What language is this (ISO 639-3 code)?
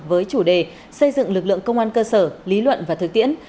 vie